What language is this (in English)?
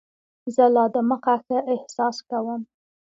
Pashto